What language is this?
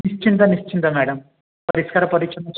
Odia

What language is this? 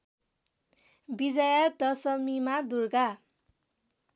Nepali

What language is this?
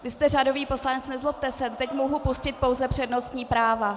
Czech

